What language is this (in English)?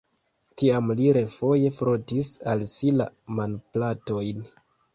Esperanto